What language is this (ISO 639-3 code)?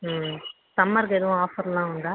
tam